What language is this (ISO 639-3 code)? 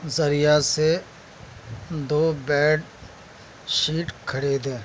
urd